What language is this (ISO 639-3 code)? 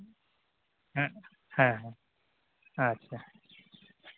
sat